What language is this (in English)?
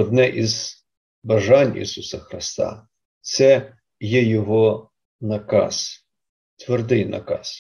Ukrainian